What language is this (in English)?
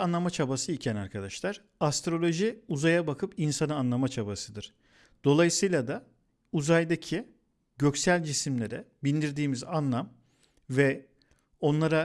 Turkish